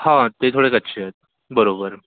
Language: Marathi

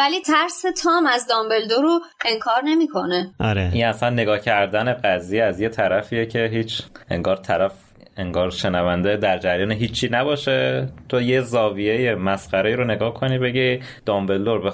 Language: Persian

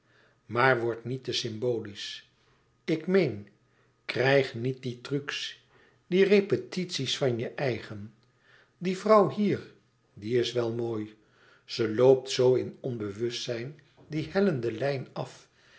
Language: Dutch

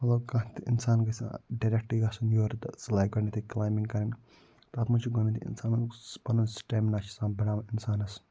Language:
Kashmiri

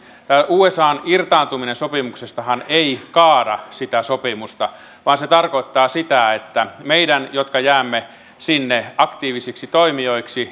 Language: Finnish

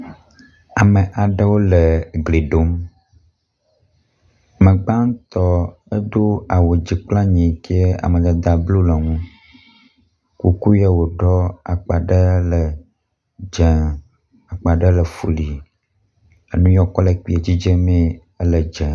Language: Ewe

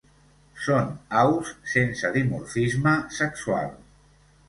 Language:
Catalan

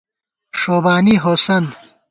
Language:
Gawar-Bati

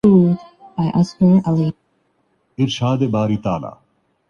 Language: Urdu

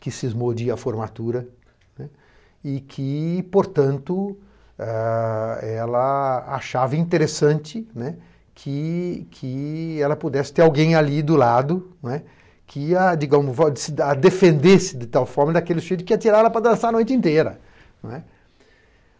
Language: Portuguese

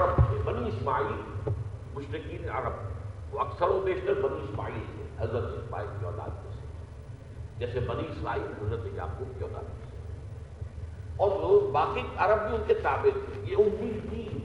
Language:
Urdu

